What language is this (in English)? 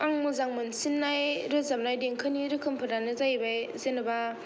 Bodo